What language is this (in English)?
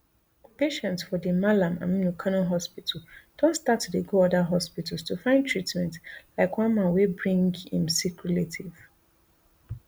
Nigerian Pidgin